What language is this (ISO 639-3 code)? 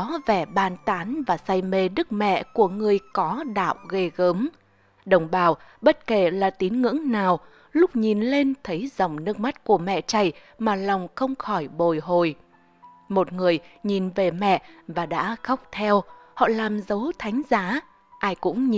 vie